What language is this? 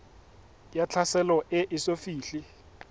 Southern Sotho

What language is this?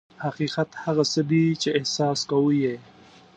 Pashto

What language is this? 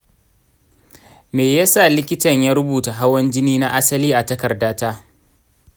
Hausa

